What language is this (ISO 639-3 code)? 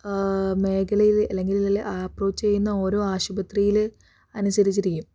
mal